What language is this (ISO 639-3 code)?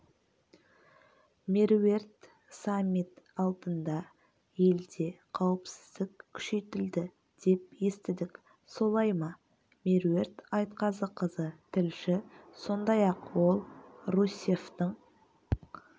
kaz